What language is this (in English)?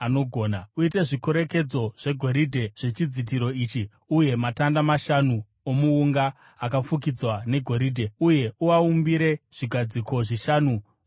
Shona